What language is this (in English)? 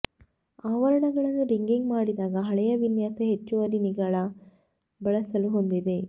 Kannada